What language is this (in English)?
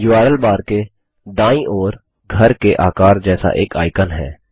Hindi